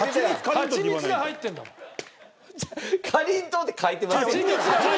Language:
Japanese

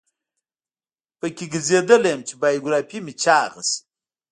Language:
Pashto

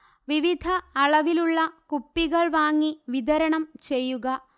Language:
Malayalam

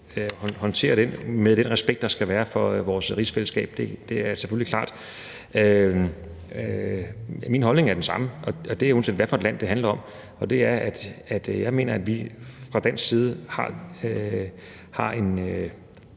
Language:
Danish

